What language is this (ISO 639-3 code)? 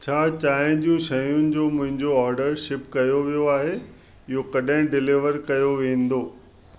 snd